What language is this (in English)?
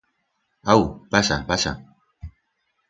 Aragonese